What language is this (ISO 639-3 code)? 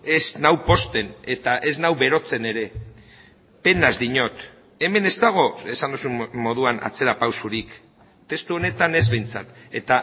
eus